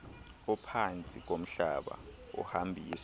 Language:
Xhosa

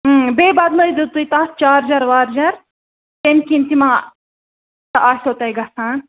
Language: Kashmiri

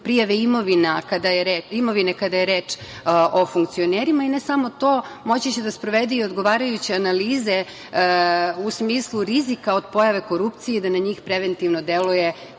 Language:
Serbian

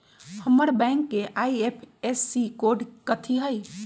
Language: Magahi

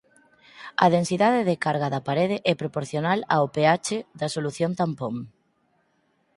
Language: Galician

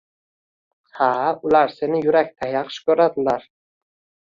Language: Uzbek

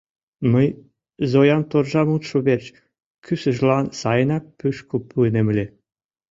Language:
Mari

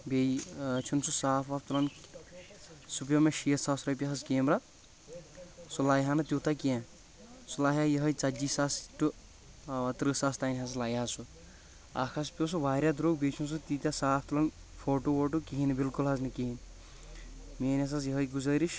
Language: Kashmiri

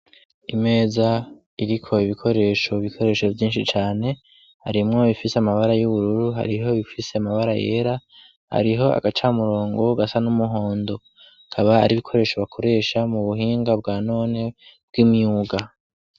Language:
Rundi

